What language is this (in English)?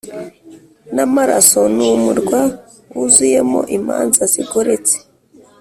Kinyarwanda